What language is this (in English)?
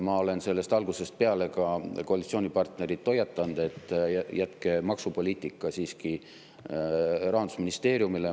Estonian